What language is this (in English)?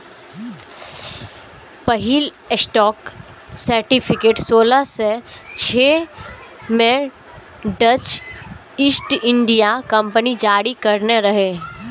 Maithili